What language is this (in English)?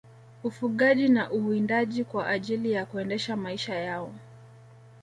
Swahili